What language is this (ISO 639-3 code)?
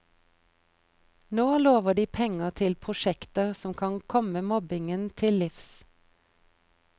nor